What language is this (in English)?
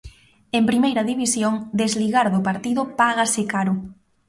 Galician